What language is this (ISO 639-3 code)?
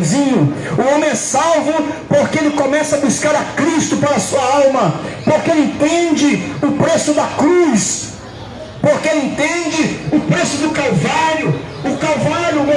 por